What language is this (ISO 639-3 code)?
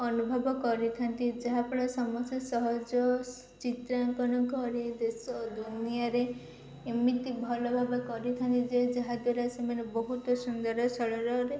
ori